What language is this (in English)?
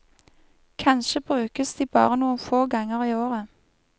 Norwegian